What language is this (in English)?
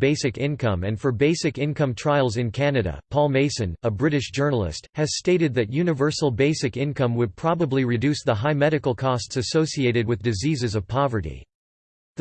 English